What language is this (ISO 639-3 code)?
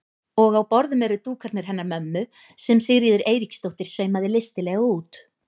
isl